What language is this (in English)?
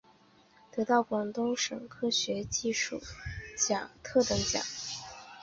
Chinese